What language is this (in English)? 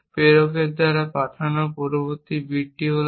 Bangla